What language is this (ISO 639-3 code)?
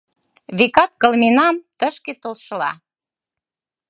chm